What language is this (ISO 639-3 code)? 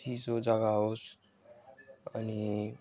nep